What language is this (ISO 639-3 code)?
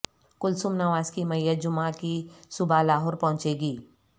urd